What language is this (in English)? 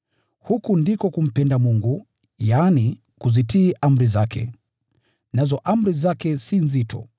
Swahili